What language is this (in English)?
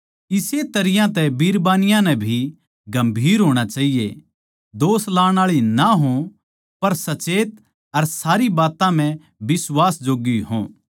Haryanvi